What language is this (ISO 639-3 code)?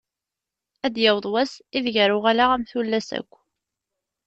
kab